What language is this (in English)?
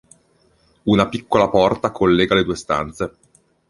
Italian